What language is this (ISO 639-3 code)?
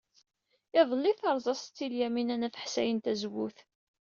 kab